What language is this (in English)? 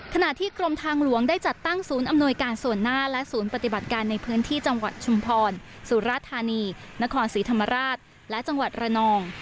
Thai